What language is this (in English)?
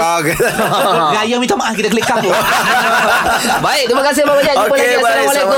Malay